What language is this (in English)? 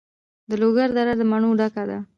Pashto